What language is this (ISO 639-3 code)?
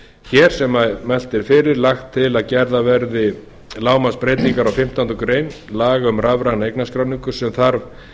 isl